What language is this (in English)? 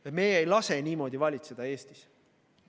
Estonian